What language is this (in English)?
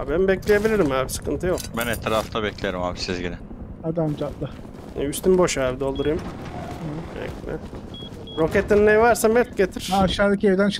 Turkish